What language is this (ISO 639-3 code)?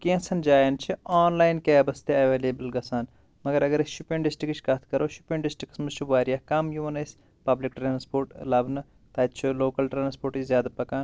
kas